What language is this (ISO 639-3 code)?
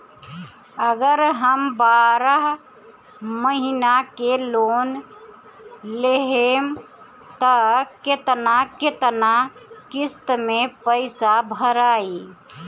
bho